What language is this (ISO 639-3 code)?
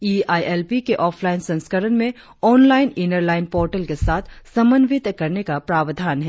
hin